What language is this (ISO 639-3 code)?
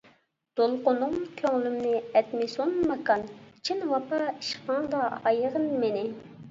uig